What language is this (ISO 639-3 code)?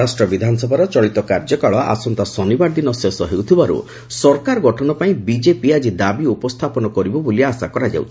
ori